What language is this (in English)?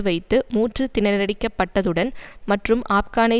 Tamil